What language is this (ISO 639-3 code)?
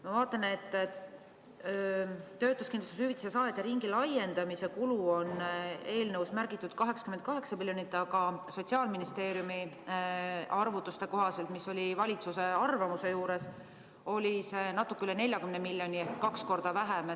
est